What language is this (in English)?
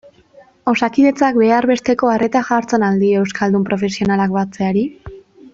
Basque